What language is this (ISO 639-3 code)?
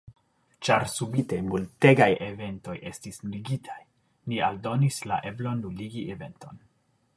epo